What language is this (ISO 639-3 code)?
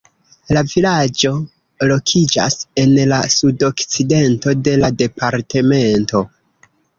epo